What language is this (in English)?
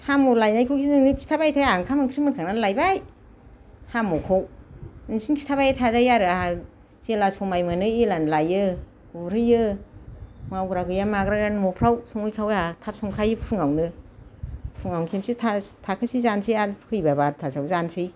Bodo